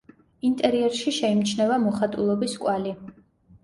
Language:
Georgian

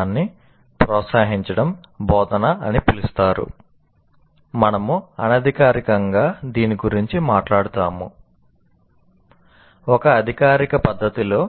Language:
Telugu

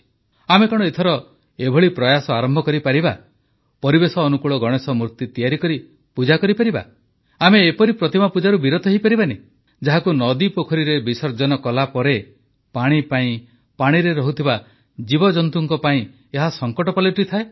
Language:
Odia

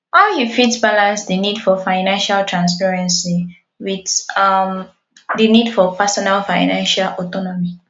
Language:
Nigerian Pidgin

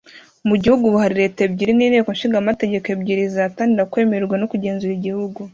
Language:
Kinyarwanda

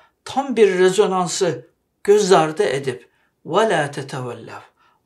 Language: Turkish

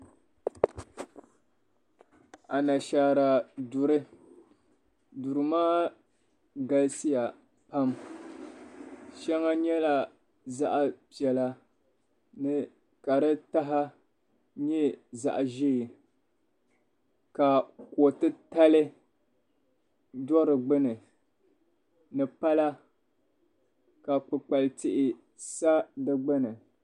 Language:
Dagbani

